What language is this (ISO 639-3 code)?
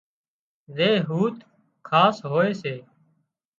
kxp